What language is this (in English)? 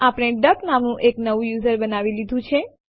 Gujarati